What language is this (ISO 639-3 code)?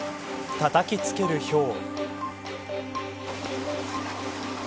jpn